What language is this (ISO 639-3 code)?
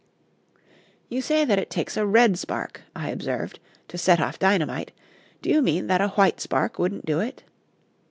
eng